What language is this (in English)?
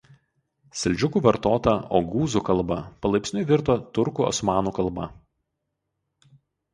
Lithuanian